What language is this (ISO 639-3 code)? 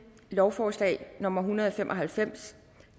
dan